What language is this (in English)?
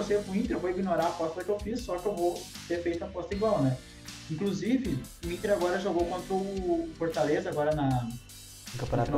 Portuguese